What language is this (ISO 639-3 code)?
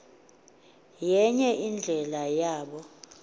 xho